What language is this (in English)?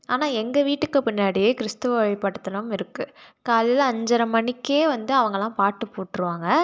Tamil